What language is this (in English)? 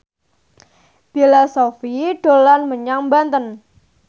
Javanese